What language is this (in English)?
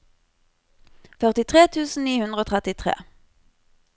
Norwegian